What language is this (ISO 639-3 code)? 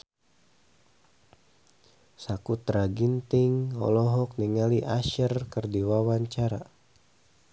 sun